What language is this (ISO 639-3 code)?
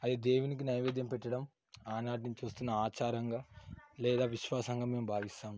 tel